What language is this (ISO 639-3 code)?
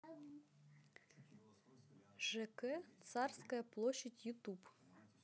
rus